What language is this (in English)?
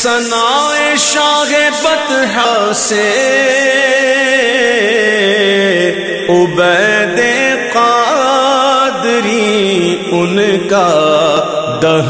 Arabic